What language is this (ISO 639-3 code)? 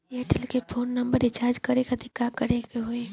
bho